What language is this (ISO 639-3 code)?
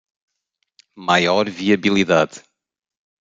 por